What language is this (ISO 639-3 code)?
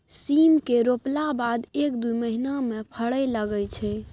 mai